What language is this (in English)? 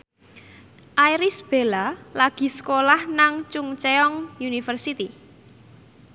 Javanese